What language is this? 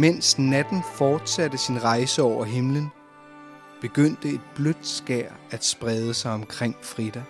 Danish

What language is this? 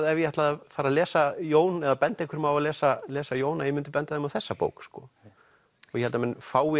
Icelandic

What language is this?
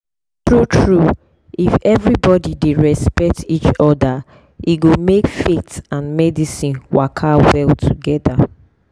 Nigerian Pidgin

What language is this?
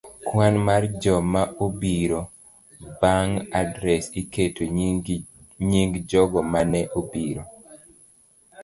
Luo (Kenya and Tanzania)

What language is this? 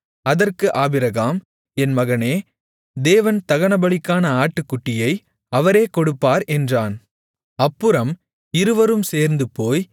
Tamil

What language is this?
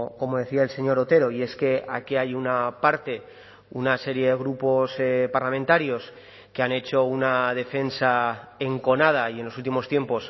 Spanish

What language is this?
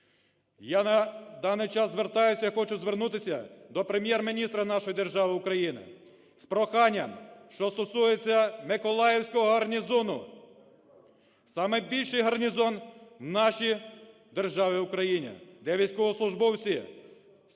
Ukrainian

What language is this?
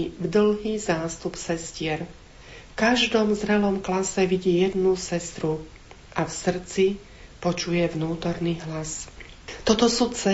Slovak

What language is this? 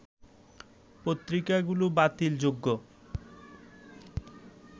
Bangla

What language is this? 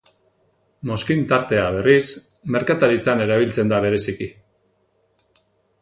Basque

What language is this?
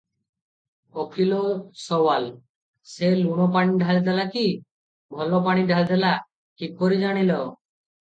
Odia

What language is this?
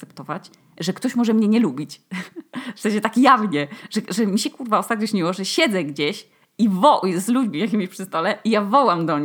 Polish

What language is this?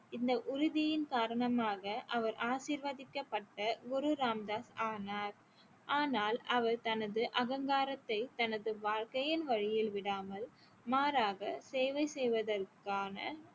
Tamil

